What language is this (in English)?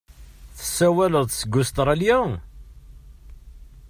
Kabyle